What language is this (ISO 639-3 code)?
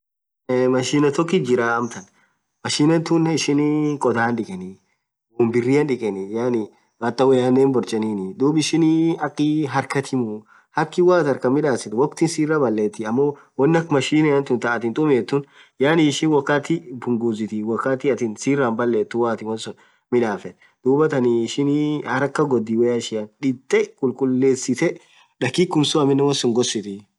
orc